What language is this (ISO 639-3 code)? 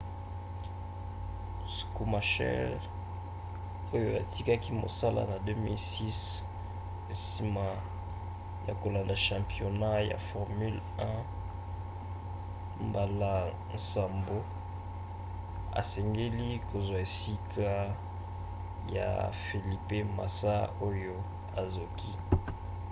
lin